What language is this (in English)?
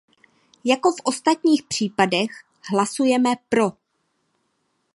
Czech